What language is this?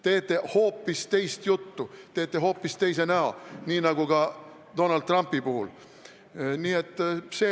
Estonian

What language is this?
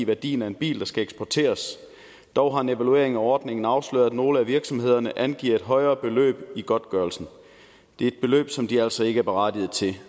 Danish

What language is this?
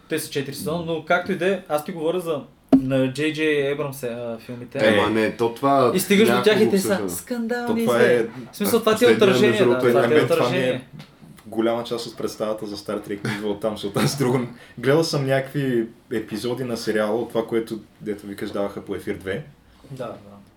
Bulgarian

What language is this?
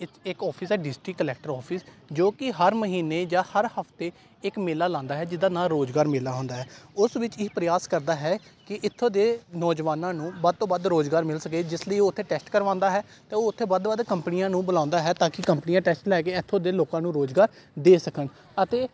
Punjabi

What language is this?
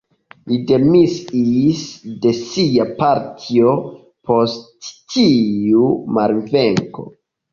Esperanto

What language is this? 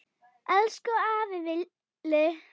Icelandic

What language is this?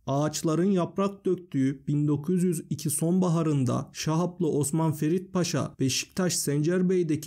Turkish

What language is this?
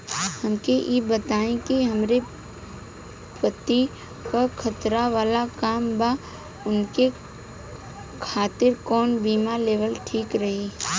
Bhojpuri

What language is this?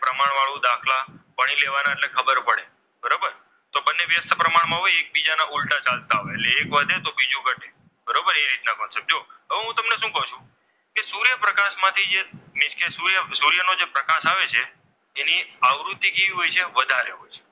Gujarati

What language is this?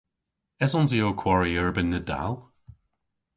Cornish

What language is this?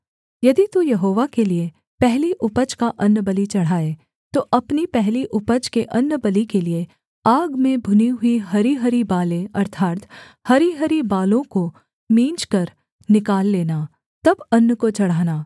Hindi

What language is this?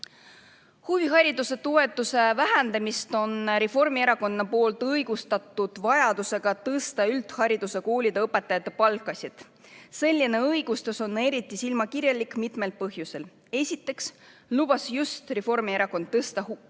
Estonian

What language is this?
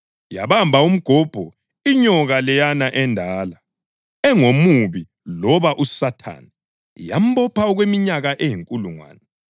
North Ndebele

